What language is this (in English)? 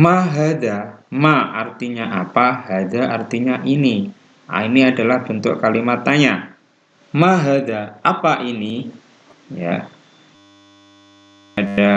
Indonesian